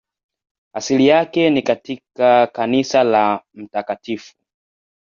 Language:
Swahili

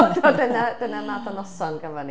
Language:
Welsh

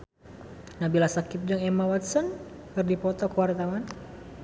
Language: Sundanese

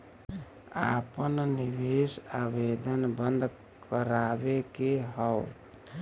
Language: Bhojpuri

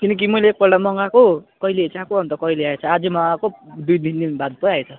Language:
Nepali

